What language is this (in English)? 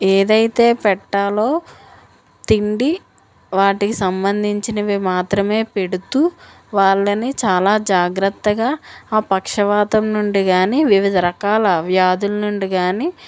Telugu